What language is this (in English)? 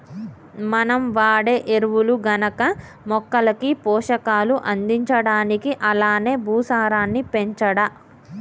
Telugu